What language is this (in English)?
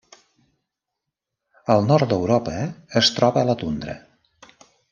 Catalan